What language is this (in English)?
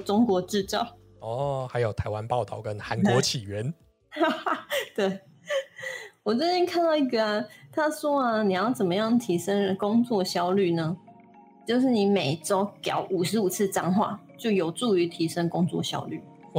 Chinese